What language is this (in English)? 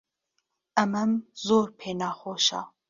Central Kurdish